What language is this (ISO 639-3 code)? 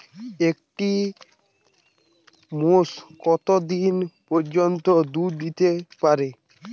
ben